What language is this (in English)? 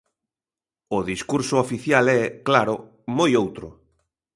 Galician